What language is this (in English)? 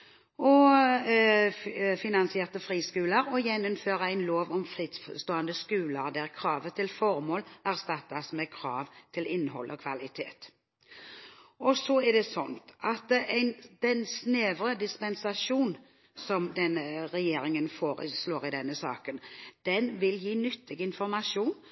Norwegian Bokmål